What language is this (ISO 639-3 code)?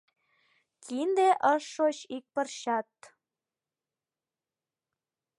chm